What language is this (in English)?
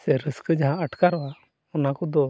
Santali